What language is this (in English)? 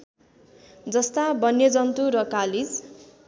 Nepali